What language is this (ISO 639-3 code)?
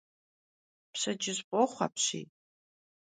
kbd